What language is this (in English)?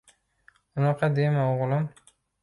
Uzbek